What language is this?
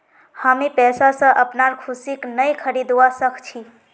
Magahi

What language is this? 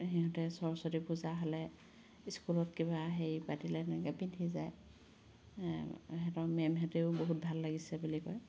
Assamese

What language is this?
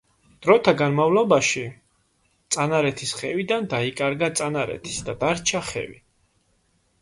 Georgian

